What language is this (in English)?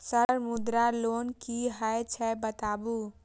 Maithili